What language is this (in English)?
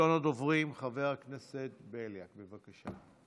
Hebrew